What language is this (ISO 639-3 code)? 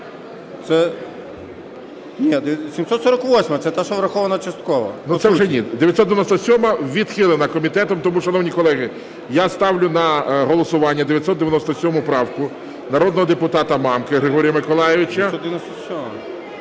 ukr